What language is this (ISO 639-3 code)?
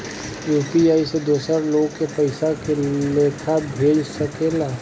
bho